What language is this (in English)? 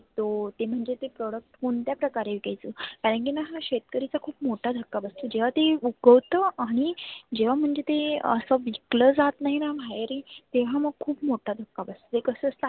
Marathi